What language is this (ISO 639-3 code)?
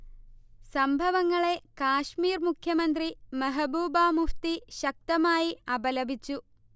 mal